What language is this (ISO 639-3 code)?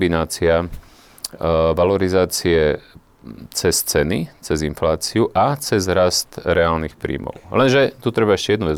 slk